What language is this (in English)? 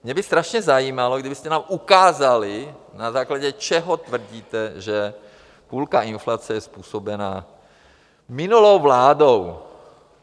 Czech